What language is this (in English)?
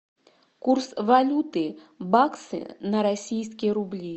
Russian